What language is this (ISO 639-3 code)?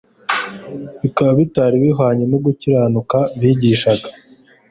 kin